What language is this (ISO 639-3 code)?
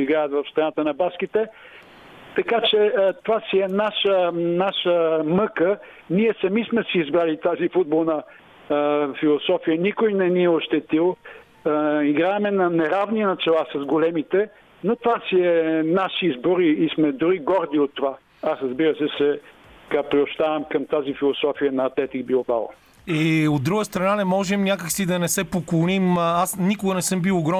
bul